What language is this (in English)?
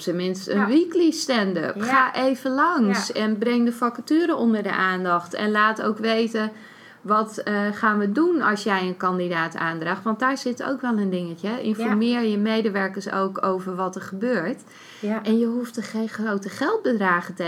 Dutch